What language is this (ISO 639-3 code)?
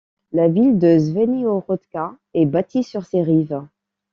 fra